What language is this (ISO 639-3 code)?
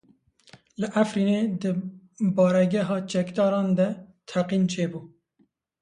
kur